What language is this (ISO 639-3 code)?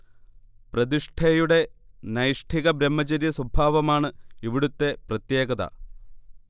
mal